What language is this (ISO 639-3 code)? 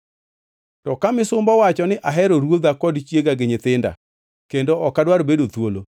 luo